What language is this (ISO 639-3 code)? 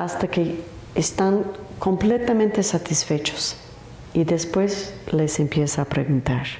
spa